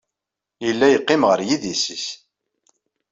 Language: Kabyle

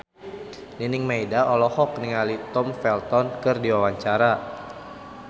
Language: Sundanese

